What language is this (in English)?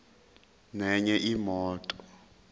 Zulu